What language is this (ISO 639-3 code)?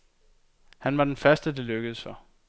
dan